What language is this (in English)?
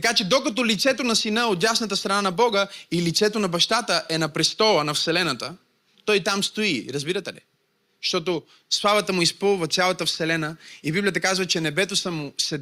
Bulgarian